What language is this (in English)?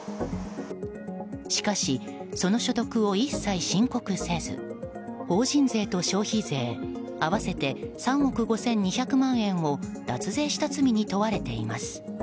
Japanese